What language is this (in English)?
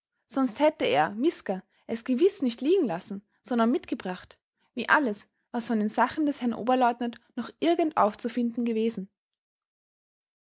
German